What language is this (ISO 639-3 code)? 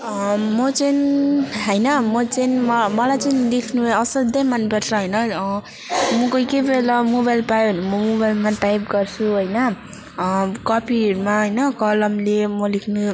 nep